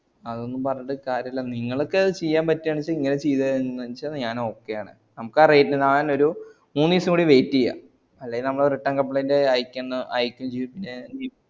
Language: Malayalam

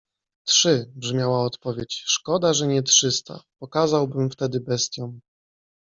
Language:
Polish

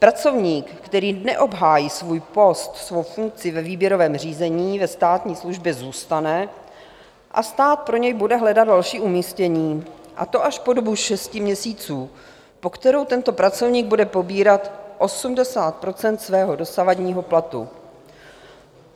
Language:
Czech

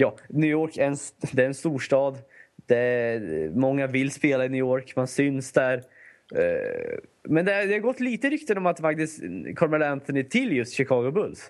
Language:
Swedish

